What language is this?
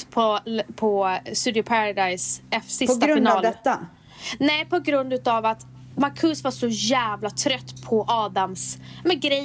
Swedish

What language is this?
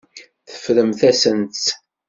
Kabyle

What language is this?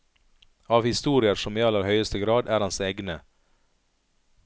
Norwegian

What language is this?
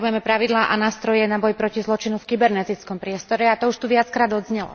Slovak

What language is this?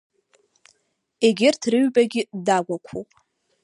Abkhazian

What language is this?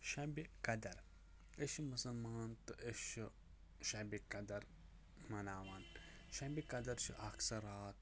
Kashmiri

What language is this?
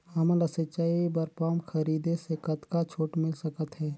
Chhattisgarhi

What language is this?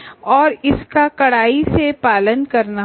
Hindi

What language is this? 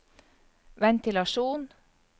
Norwegian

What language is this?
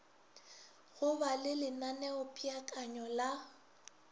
Northern Sotho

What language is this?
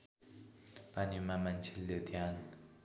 Nepali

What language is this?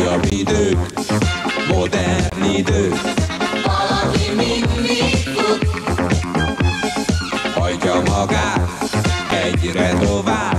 Polish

